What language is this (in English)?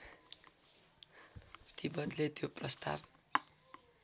Nepali